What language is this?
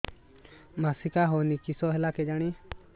Odia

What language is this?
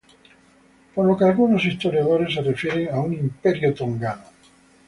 Spanish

